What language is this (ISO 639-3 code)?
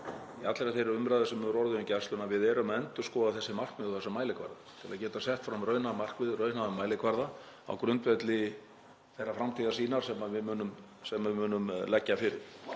isl